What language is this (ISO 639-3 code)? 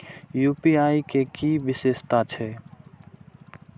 mai